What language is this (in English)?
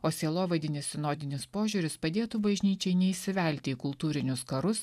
Lithuanian